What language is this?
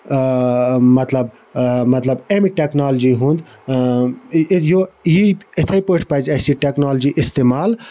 Kashmiri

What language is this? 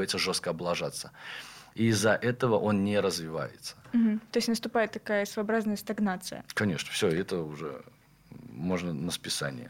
Russian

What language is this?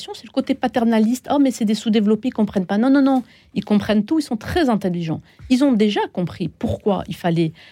French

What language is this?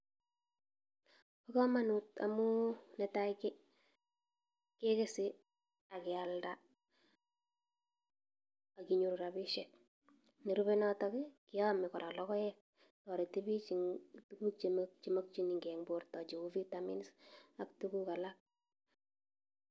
Kalenjin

